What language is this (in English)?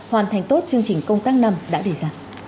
Vietnamese